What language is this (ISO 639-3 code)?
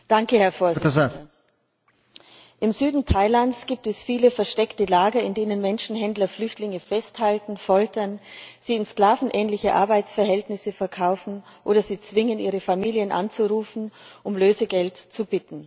deu